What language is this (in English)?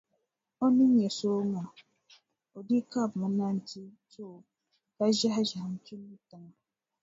Dagbani